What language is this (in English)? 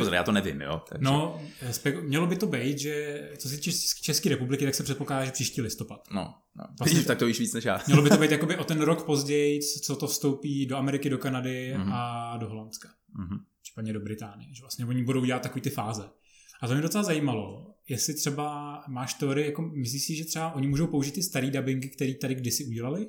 Czech